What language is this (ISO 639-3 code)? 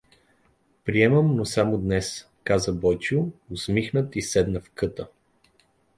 bul